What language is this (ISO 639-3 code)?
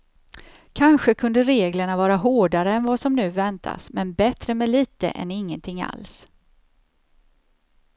swe